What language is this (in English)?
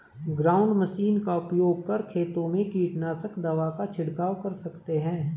Hindi